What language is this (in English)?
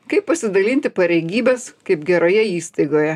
Lithuanian